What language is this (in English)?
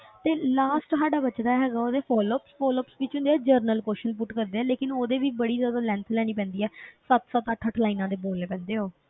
Punjabi